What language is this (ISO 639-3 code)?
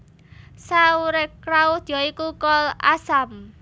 jav